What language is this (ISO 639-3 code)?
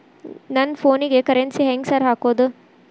kan